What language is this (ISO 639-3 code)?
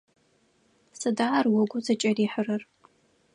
ady